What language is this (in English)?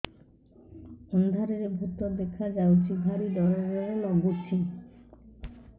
Odia